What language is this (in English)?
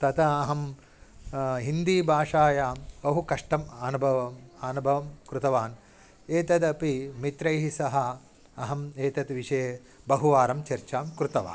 Sanskrit